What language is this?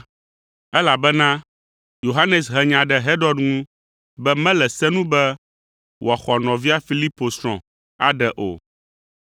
Ewe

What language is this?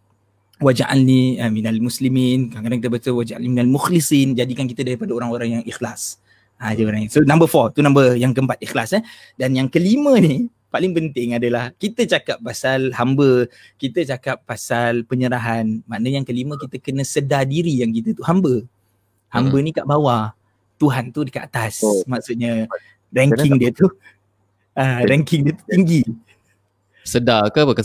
Malay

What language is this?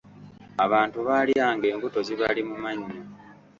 Ganda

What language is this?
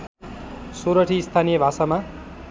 Nepali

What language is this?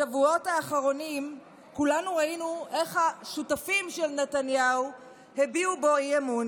Hebrew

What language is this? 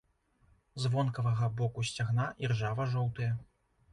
Belarusian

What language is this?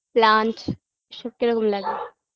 Bangla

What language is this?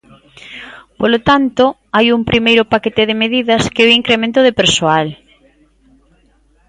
Galician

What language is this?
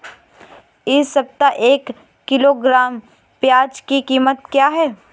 Hindi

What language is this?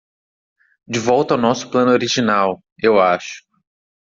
Portuguese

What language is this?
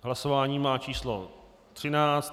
Czech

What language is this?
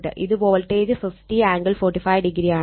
Malayalam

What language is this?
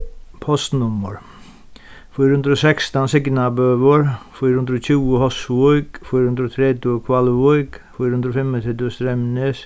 Faroese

